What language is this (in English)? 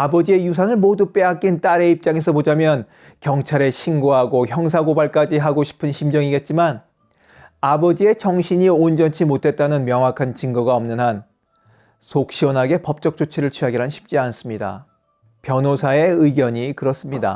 Korean